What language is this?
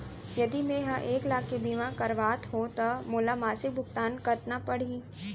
Chhattisgarhi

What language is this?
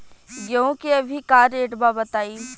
Bhojpuri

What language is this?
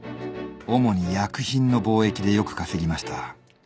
Japanese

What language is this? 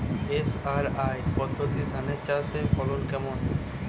Bangla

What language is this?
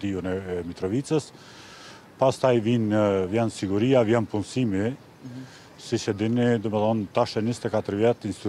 Romanian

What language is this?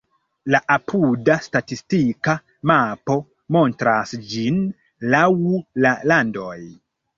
Esperanto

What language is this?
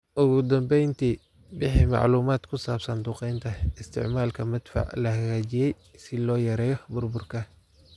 Somali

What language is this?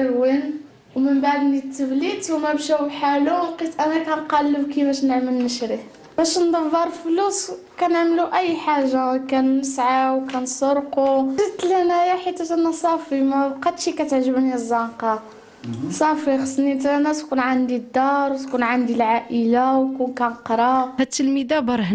Arabic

